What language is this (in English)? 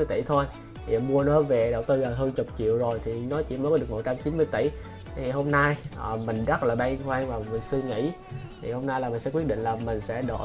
Vietnamese